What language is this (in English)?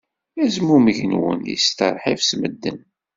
Kabyle